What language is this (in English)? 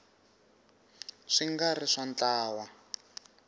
Tsonga